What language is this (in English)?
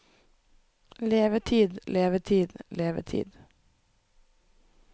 Norwegian